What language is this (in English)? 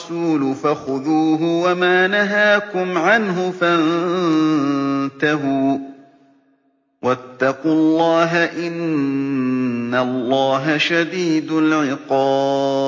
Arabic